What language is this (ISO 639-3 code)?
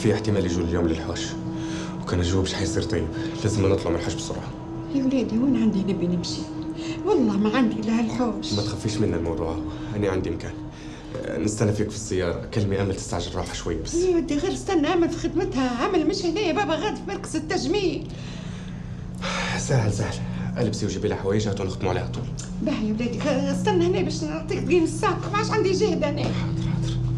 ara